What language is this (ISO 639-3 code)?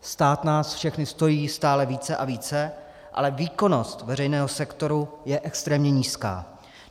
ces